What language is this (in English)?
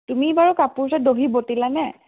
Assamese